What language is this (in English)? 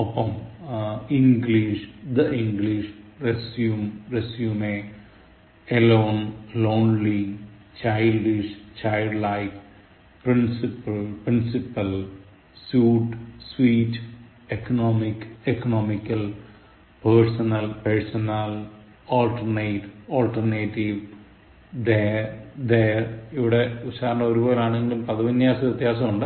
Malayalam